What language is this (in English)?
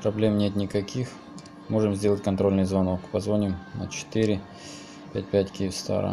Russian